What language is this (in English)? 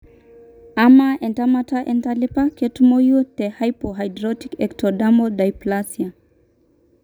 Masai